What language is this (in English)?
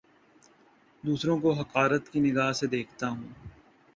Urdu